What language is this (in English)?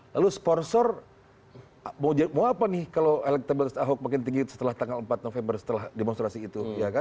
Indonesian